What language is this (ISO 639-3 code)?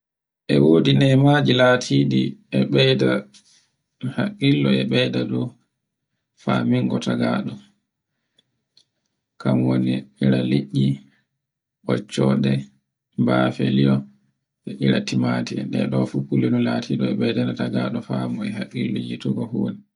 fue